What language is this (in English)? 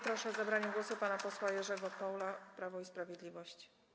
Polish